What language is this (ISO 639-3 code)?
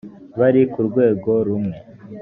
kin